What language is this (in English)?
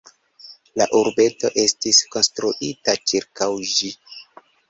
Esperanto